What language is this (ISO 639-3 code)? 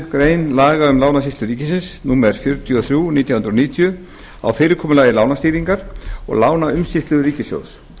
isl